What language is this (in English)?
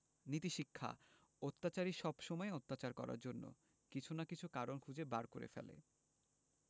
Bangla